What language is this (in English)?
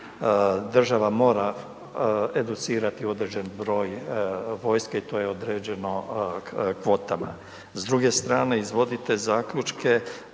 Croatian